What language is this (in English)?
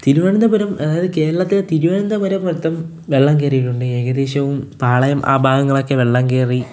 Malayalam